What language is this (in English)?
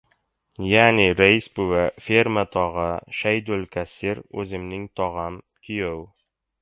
Uzbek